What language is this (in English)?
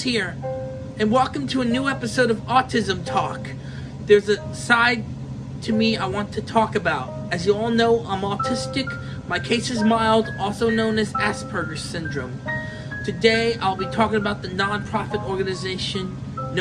English